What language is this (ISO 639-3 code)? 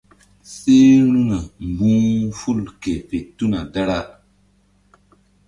mdd